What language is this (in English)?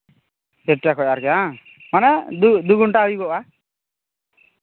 Santali